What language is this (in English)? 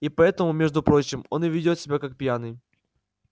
Russian